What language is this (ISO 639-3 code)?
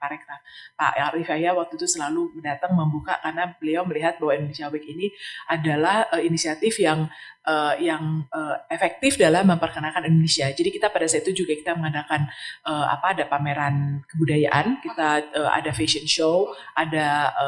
ind